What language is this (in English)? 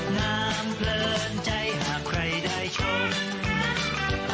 Thai